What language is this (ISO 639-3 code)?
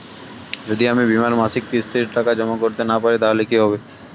ben